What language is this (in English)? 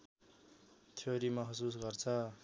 Nepali